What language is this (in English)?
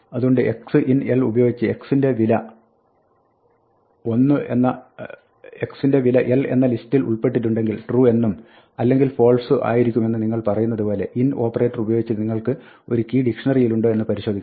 Malayalam